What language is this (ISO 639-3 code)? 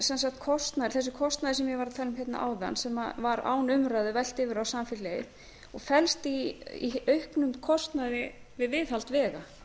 isl